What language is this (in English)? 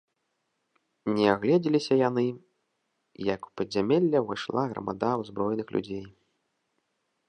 Belarusian